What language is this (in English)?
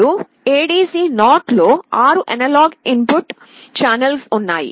Telugu